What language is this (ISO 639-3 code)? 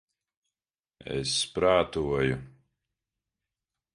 lav